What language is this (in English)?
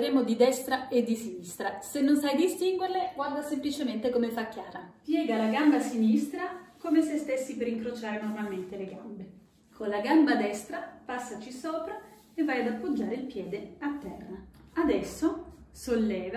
Italian